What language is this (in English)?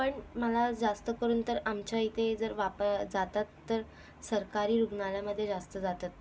Marathi